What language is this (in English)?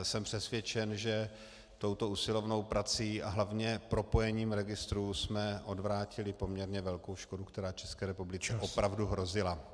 Czech